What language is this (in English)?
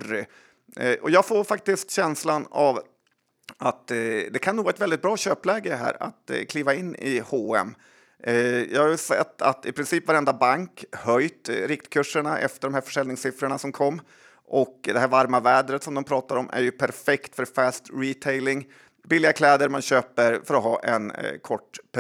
Swedish